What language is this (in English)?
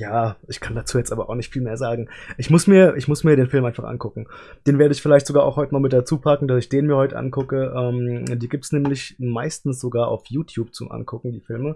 German